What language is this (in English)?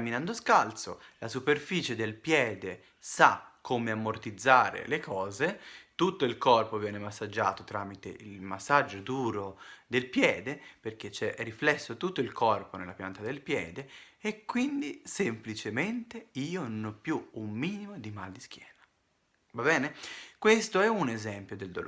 Italian